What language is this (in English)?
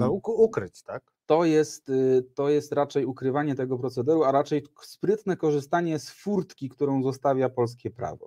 Polish